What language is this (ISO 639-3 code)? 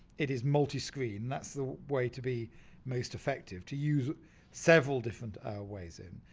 eng